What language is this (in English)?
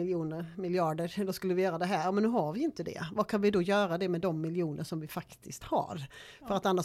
Swedish